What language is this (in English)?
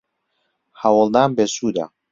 Central Kurdish